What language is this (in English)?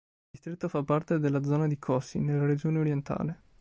Italian